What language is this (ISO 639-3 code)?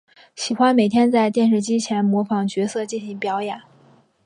zho